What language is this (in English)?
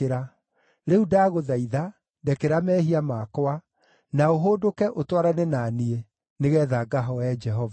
Kikuyu